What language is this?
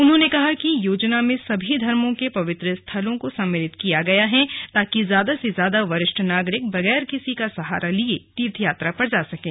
Hindi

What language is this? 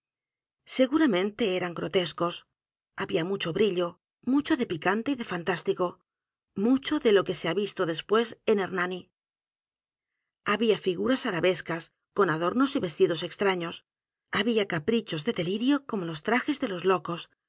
Spanish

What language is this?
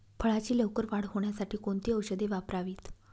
Marathi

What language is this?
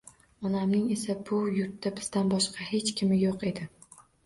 Uzbek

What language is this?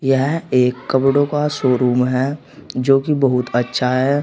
Hindi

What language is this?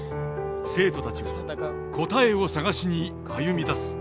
Japanese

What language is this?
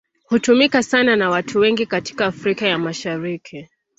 Swahili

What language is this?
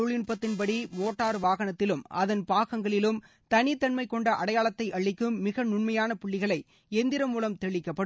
Tamil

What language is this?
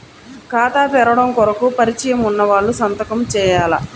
Telugu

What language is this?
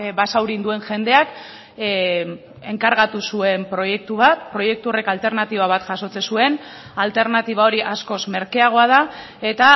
Basque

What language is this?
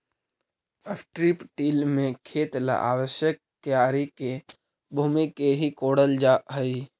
Magahi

